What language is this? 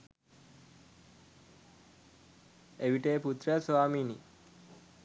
Sinhala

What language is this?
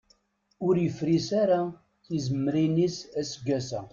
Kabyle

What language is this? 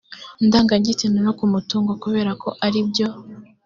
Kinyarwanda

